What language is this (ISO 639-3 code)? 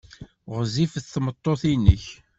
kab